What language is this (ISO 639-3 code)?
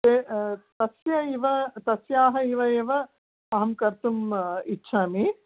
san